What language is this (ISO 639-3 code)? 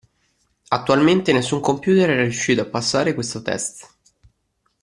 ita